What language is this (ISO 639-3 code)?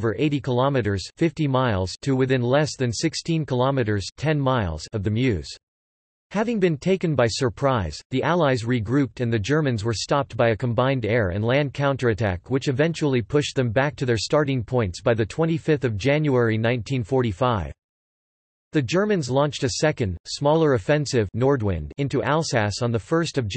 eng